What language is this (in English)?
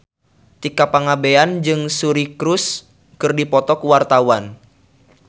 Sundanese